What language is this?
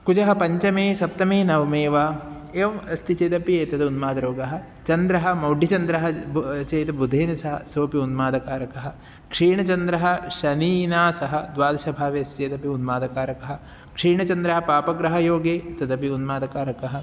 Sanskrit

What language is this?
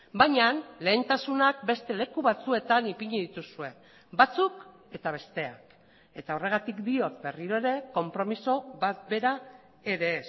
Basque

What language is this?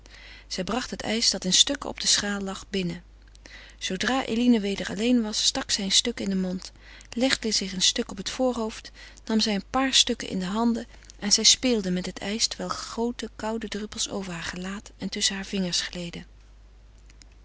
Dutch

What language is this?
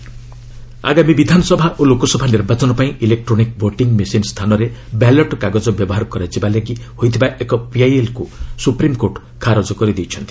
Odia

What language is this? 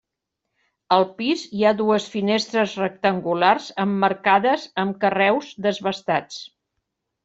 Catalan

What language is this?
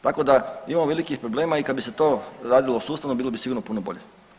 Croatian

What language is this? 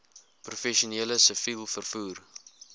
Afrikaans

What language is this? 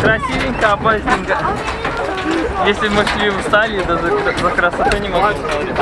Russian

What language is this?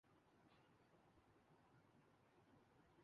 Urdu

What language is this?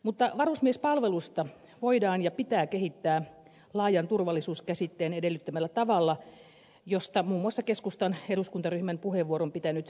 Finnish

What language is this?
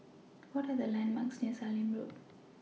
English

